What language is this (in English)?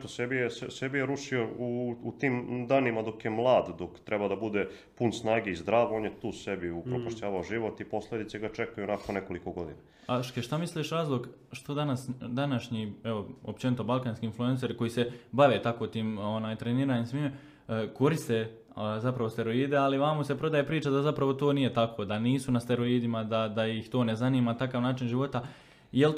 Croatian